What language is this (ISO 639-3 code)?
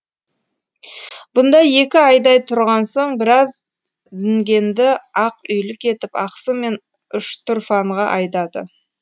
kaz